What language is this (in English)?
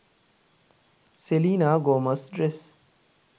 Sinhala